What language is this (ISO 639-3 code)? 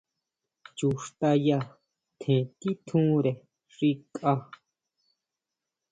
mau